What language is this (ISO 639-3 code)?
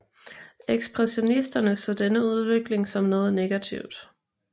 dan